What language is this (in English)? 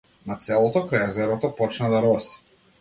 Macedonian